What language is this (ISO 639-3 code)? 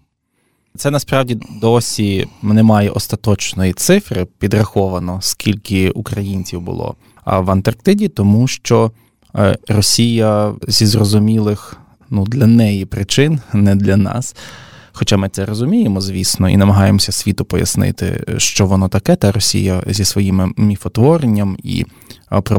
ukr